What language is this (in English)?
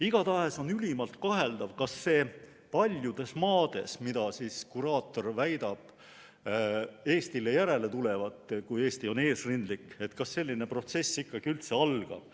Estonian